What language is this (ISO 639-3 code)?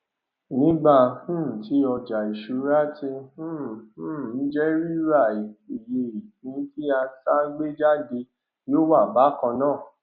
yor